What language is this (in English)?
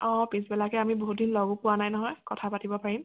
Assamese